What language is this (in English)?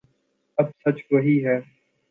Urdu